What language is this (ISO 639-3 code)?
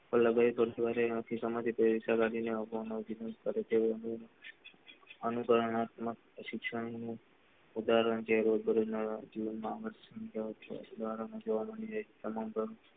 guj